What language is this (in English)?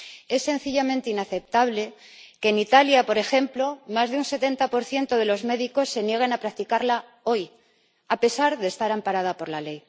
Spanish